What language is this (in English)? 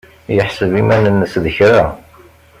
Kabyle